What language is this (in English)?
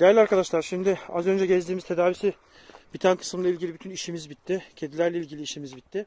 Turkish